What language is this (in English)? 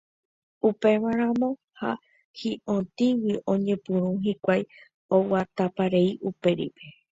Guarani